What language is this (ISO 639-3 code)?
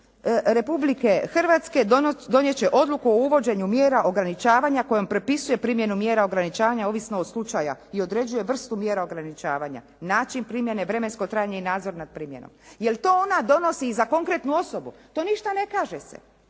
hrv